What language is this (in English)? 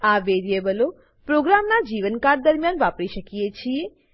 Gujarati